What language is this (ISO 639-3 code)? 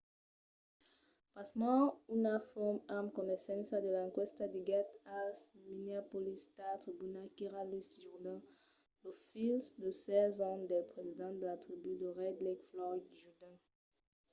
oci